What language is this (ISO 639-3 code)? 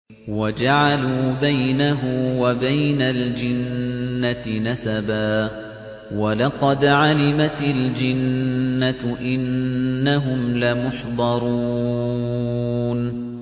ara